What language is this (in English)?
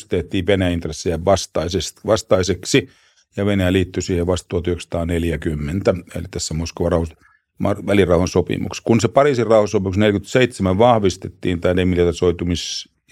Finnish